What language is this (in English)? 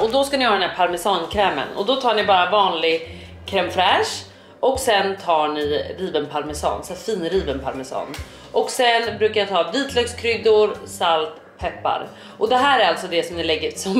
Swedish